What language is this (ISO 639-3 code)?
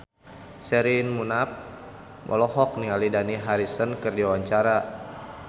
sun